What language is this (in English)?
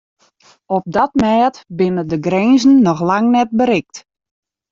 Western Frisian